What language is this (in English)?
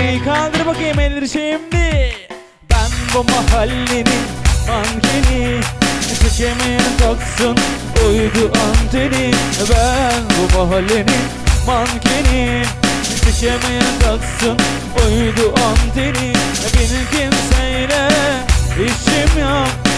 Turkish